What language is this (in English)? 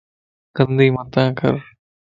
Lasi